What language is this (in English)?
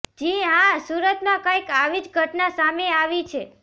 Gujarati